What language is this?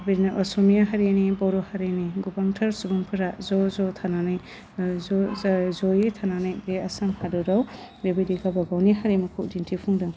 Bodo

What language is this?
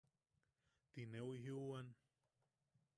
Yaqui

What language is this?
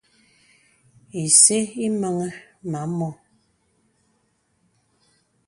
Bebele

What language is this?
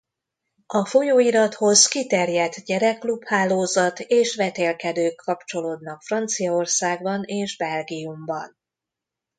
Hungarian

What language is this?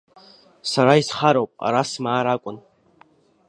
Abkhazian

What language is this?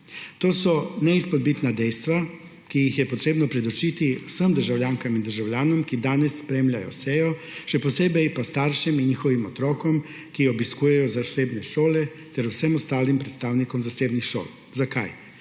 Slovenian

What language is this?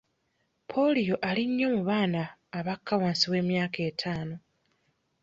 Ganda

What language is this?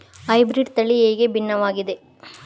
Kannada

